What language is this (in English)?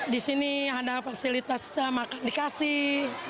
Indonesian